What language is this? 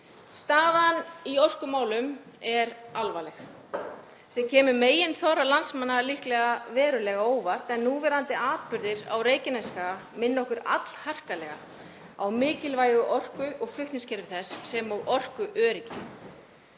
Icelandic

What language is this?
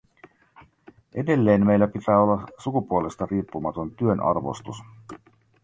Finnish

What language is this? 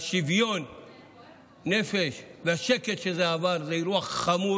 Hebrew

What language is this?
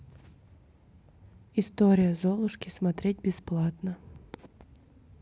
Russian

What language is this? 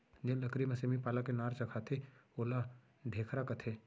Chhattisgarhi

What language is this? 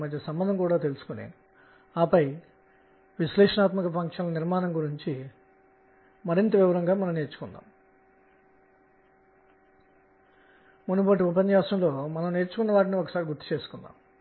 Telugu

